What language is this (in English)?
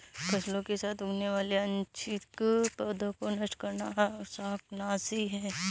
Hindi